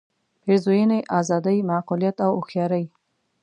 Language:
Pashto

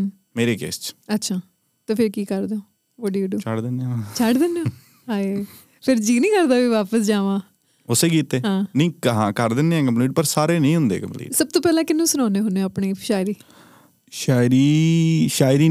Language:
Punjabi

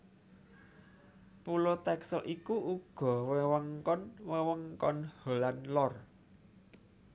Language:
Javanese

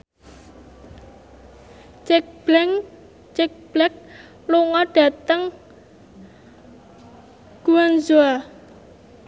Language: Javanese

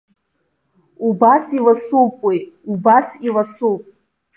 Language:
Abkhazian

